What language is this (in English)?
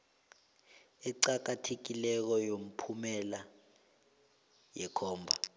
South Ndebele